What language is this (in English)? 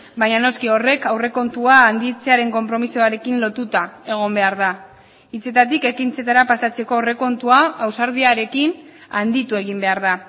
Basque